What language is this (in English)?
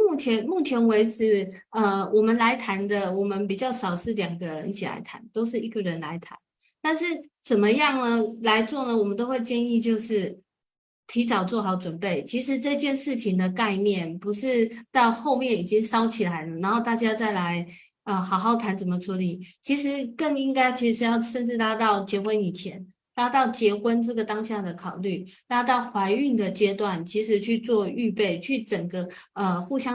Chinese